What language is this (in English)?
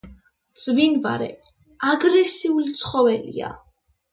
Georgian